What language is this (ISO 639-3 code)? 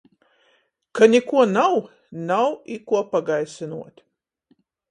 ltg